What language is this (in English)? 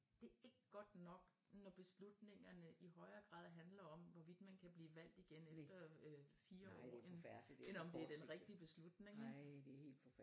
Danish